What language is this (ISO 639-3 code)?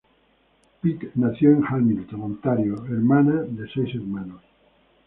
spa